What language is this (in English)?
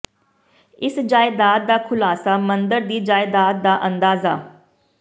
Punjabi